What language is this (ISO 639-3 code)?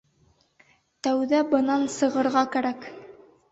bak